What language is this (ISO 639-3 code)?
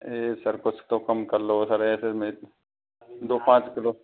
hin